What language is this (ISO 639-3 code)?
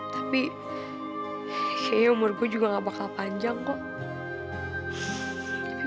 ind